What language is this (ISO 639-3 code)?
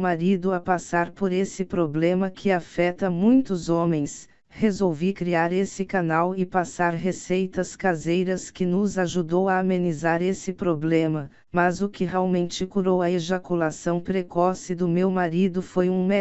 por